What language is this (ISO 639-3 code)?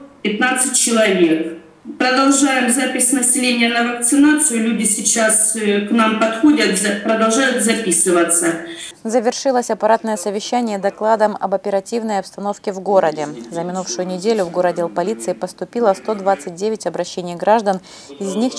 rus